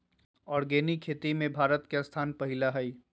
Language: Magahi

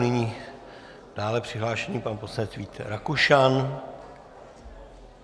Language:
Czech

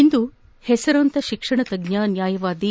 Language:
Kannada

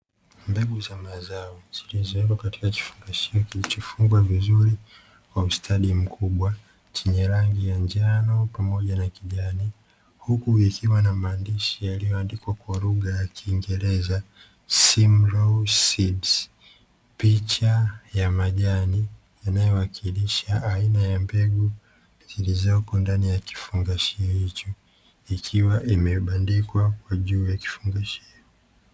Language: Swahili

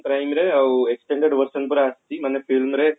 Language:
Odia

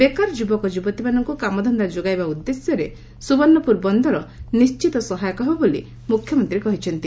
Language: Odia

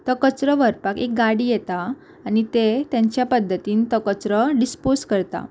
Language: Konkani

